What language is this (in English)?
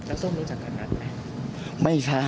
Thai